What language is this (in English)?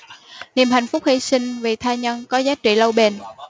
Vietnamese